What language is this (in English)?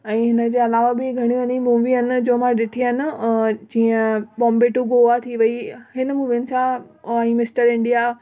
Sindhi